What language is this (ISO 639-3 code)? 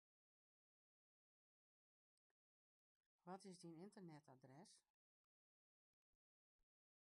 fry